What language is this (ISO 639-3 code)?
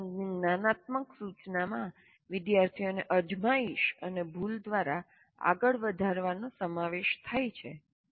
guj